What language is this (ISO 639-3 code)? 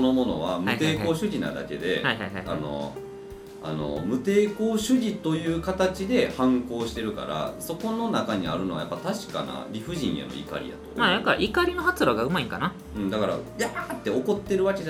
jpn